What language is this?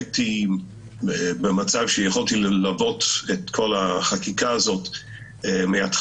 Hebrew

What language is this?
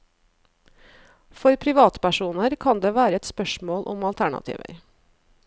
Norwegian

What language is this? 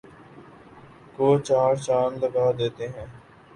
Urdu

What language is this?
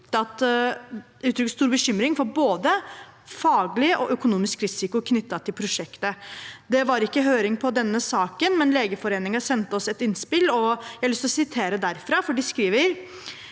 Norwegian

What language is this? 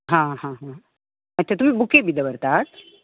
Konkani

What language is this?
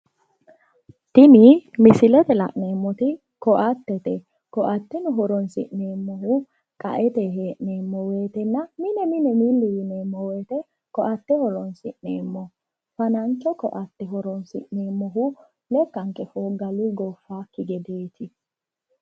Sidamo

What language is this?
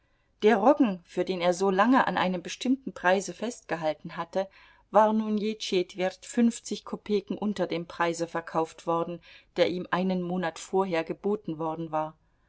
German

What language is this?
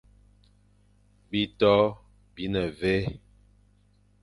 Fang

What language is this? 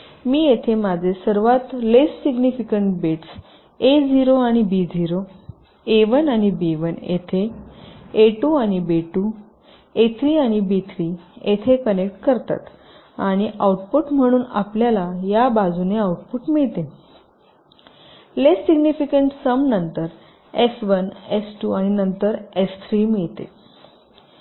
Marathi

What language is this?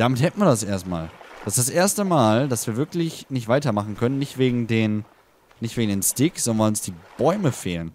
German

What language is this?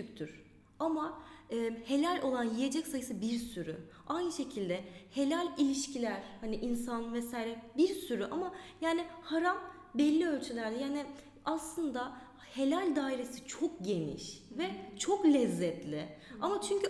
Turkish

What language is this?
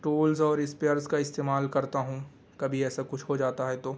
Urdu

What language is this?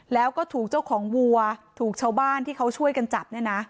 Thai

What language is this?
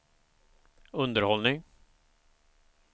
Swedish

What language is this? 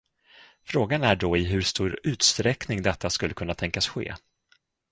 Swedish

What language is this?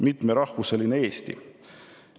Estonian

